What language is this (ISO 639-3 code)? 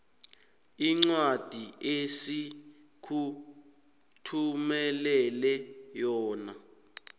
nbl